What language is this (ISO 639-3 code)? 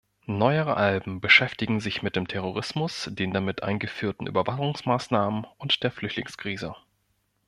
deu